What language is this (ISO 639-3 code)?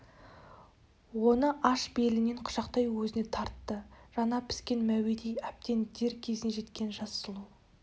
kaz